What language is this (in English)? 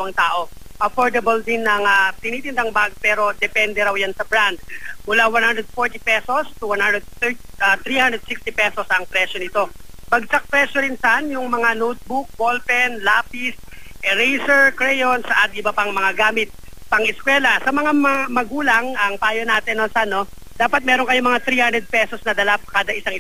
Filipino